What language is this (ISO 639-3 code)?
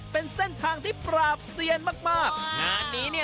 tha